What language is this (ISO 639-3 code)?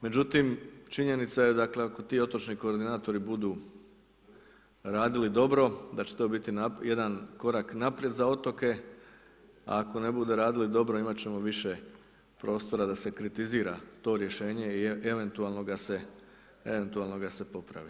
hrv